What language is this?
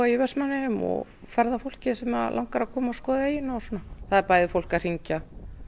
Icelandic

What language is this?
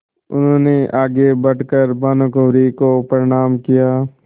Hindi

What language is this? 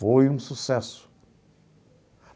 Portuguese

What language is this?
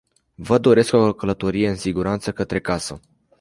Romanian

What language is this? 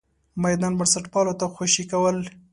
Pashto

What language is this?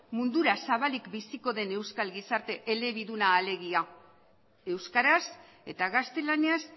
Basque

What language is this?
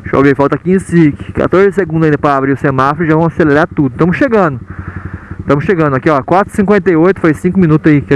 Portuguese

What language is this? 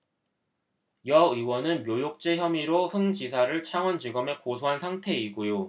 Korean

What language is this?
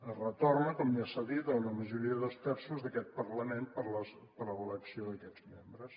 Catalan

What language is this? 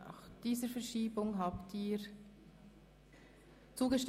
Swiss German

